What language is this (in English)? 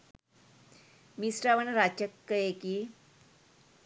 Sinhala